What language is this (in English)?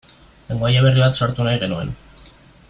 Basque